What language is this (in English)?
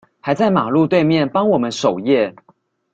Chinese